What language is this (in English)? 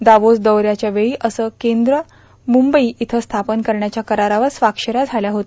Marathi